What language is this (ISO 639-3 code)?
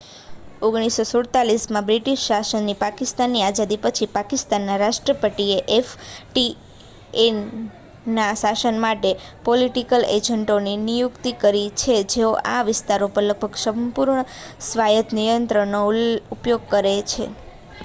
guj